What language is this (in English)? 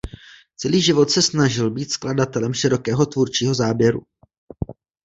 Czech